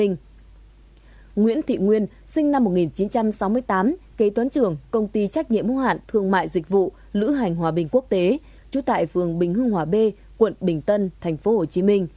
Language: Vietnamese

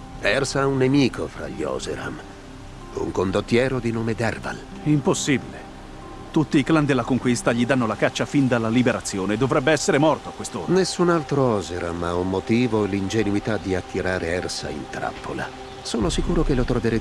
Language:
Italian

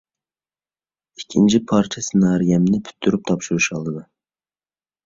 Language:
Uyghur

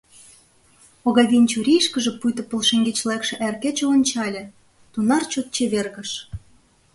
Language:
Mari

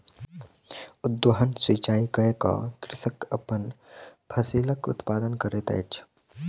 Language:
Maithili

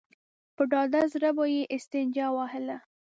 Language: Pashto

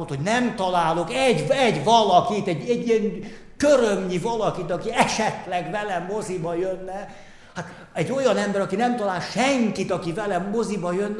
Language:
Hungarian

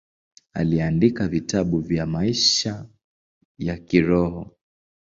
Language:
Swahili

